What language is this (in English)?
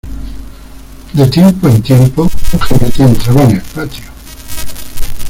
Spanish